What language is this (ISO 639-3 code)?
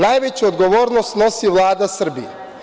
srp